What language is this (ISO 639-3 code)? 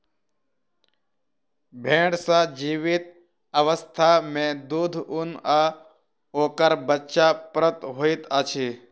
mai